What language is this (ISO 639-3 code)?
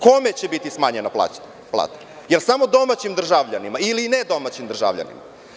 srp